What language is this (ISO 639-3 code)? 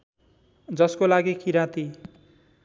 nep